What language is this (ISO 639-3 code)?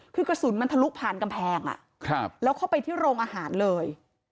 tha